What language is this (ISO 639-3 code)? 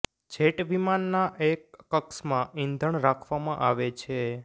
guj